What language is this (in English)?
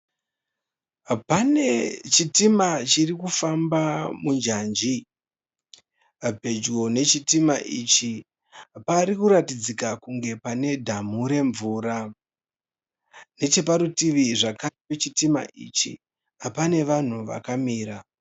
Shona